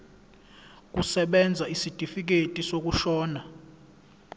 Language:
Zulu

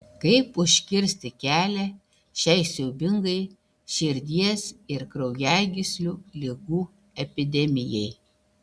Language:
Lithuanian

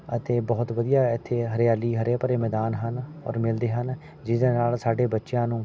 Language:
Punjabi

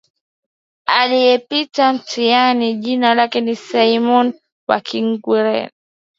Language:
Swahili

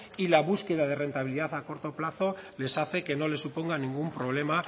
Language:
Spanish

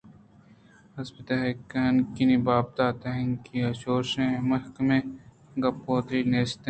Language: Eastern Balochi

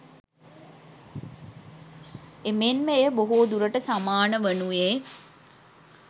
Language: Sinhala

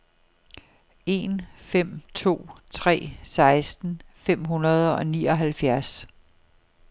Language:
Danish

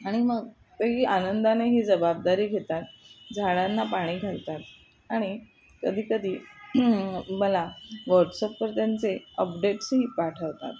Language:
Marathi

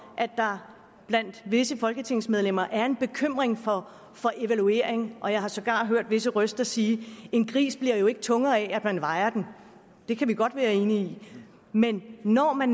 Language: Danish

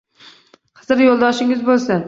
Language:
Uzbek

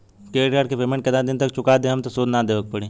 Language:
Bhojpuri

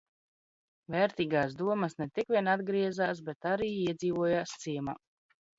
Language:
Latvian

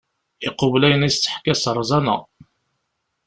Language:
Kabyle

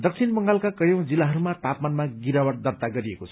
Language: Nepali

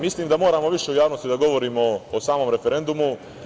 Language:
Serbian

